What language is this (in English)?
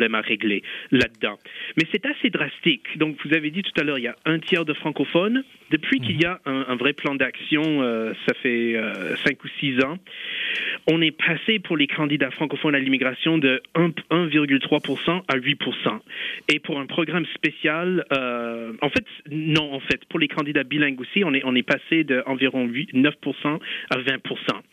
French